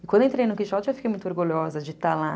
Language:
Portuguese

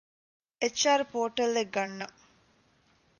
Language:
Divehi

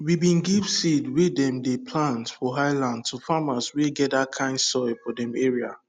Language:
Nigerian Pidgin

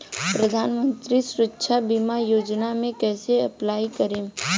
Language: Bhojpuri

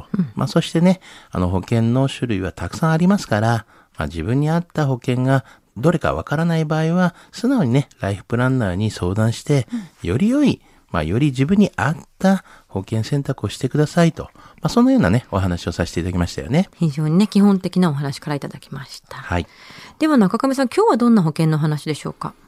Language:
Japanese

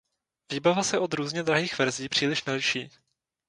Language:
Czech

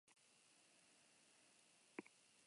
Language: Basque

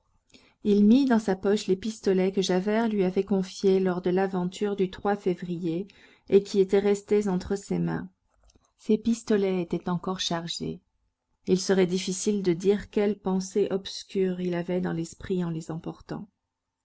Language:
French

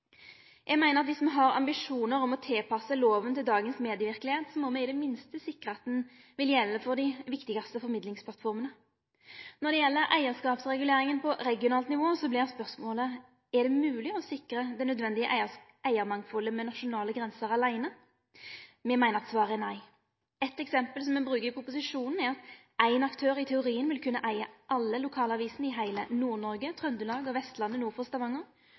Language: Norwegian Nynorsk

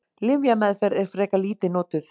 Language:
Icelandic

